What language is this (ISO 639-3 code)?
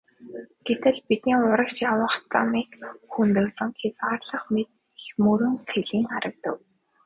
mon